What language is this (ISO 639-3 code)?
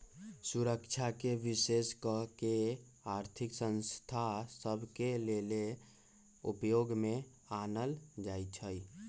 mag